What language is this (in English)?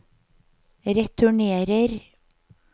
Norwegian